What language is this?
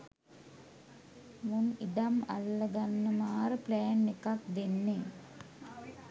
Sinhala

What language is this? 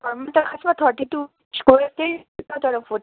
Nepali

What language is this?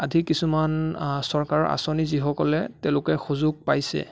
Assamese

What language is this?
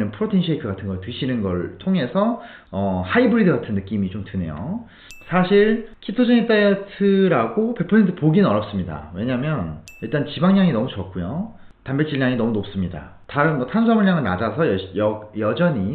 Korean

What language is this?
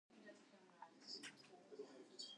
Western Frisian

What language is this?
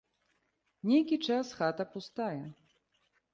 Belarusian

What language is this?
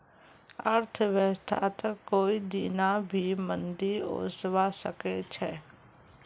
Magahi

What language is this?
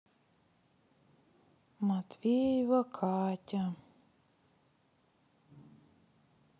Russian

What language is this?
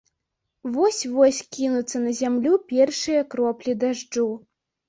Belarusian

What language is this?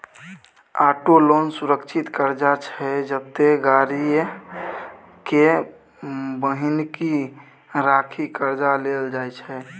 Maithili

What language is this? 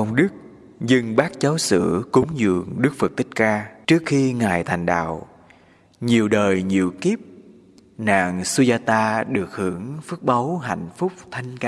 Vietnamese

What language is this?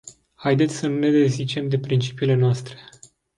Romanian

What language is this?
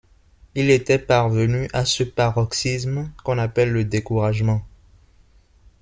French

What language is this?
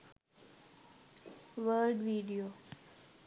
Sinhala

